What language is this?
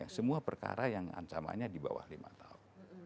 Indonesian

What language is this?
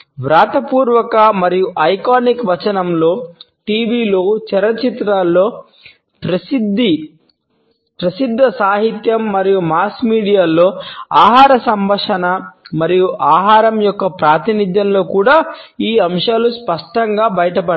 Telugu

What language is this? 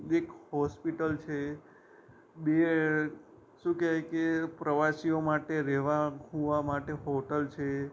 Gujarati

